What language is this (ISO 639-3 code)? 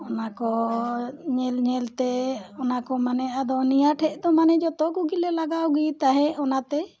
sat